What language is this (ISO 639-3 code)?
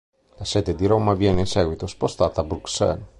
ita